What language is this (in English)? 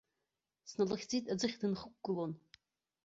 Abkhazian